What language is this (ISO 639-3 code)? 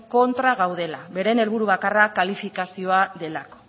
eus